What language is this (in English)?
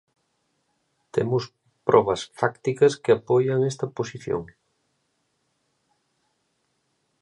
Galician